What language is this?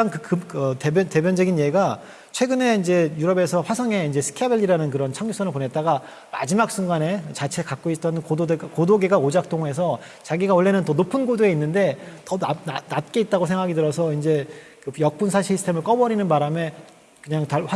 Korean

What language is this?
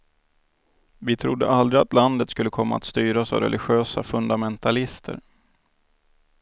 Swedish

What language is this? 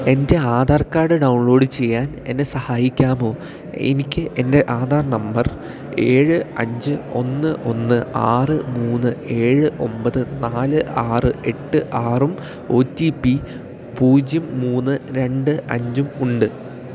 Malayalam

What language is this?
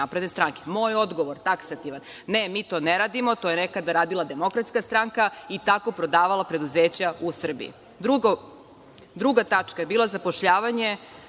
Serbian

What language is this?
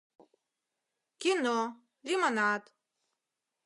Mari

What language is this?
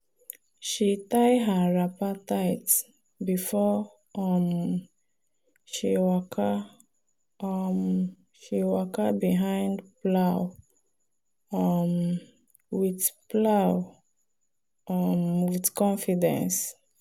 Nigerian Pidgin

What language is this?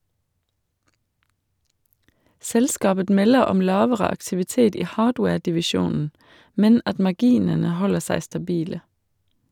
Norwegian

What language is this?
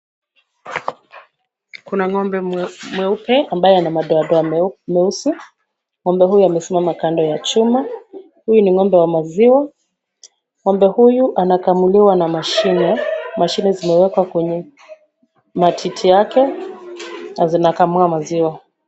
Swahili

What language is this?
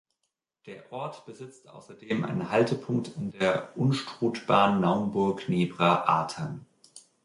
German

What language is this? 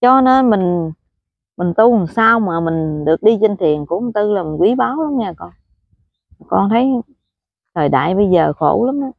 Vietnamese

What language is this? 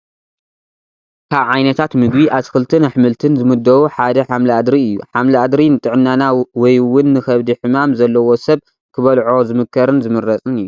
Tigrinya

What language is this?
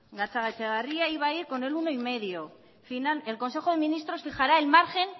Spanish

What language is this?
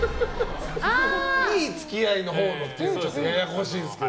Japanese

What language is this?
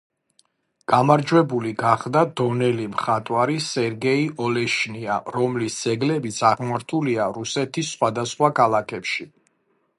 Georgian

